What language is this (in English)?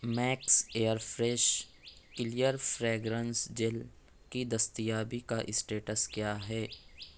Urdu